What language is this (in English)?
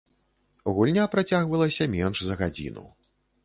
Belarusian